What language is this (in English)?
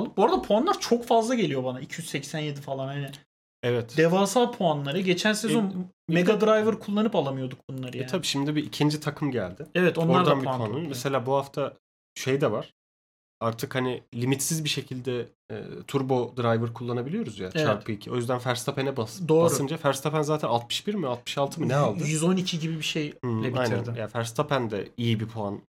Turkish